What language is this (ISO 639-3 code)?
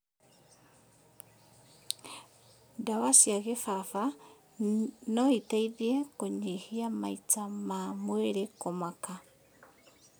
kik